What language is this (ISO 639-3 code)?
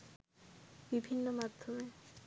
ben